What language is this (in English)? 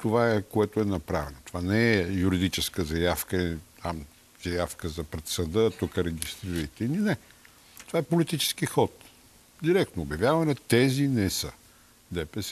Bulgarian